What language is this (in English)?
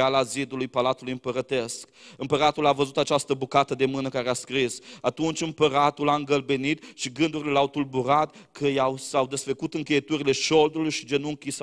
Romanian